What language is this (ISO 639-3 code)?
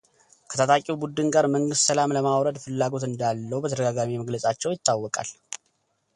amh